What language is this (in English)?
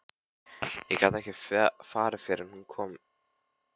Icelandic